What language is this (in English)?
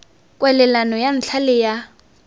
Tswana